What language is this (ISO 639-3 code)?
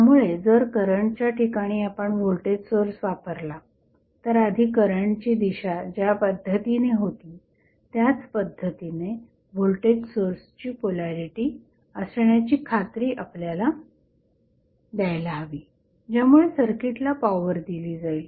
mar